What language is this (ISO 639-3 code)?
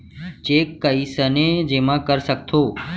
hne